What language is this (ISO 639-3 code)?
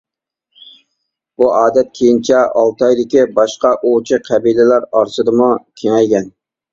uig